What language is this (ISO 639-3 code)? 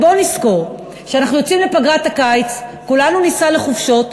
heb